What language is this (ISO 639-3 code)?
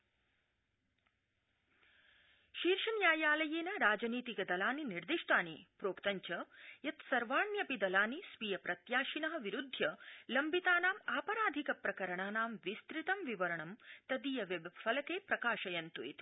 san